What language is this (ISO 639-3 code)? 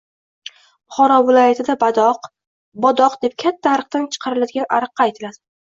uzb